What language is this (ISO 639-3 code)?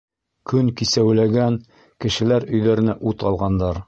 bak